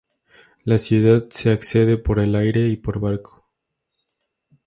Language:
Spanish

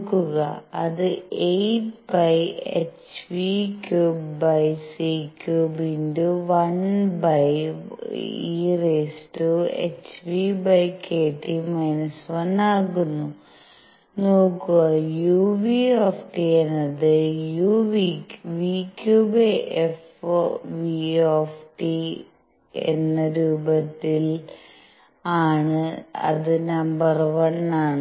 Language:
Malayalam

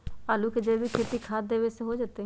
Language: Magahi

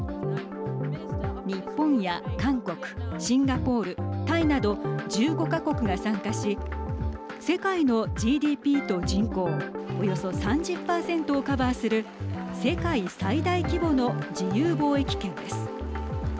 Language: Japanese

